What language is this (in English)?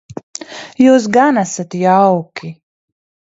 Latvian